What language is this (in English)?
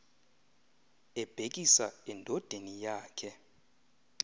Xhosa